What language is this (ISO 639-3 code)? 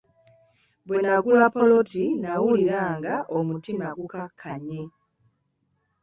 lug